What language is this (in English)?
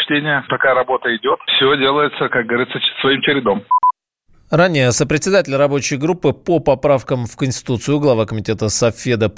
Russian